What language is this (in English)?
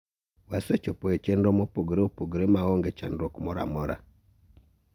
Luo (Kenya and Tanzania)